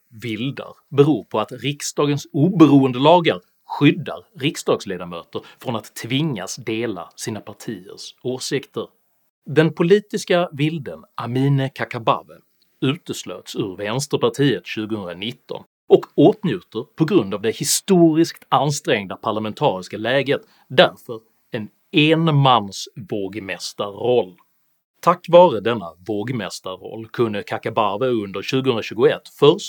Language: Swedish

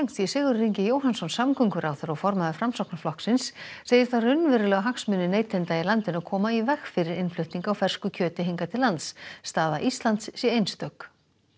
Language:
Icelandic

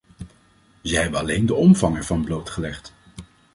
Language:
Dutch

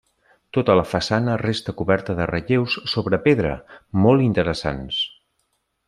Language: Catalan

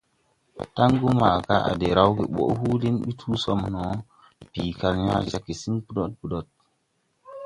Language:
Tupuri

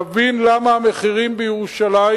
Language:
Hebrew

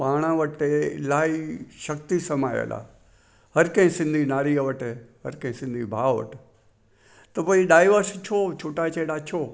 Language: Sindhi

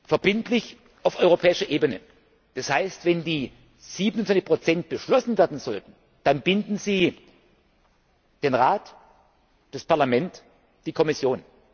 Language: German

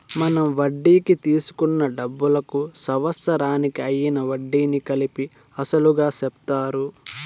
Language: Telugu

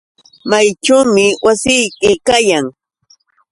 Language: Yauyos Quechua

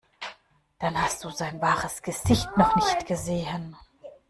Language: German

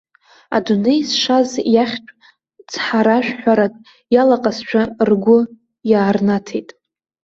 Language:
Abkhazian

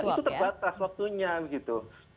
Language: Indonesian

